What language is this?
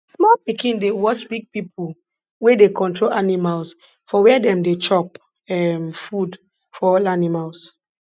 Nigerian Pidgin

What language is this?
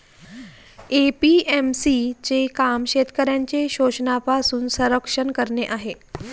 Marathi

